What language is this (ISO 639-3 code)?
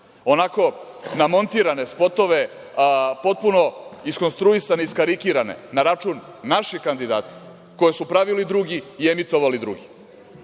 srp